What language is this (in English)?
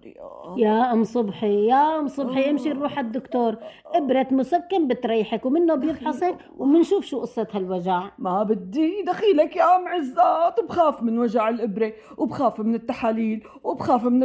Arabic